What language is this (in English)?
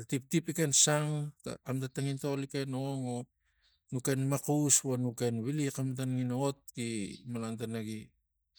Tigak